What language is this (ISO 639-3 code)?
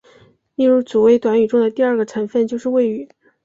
zho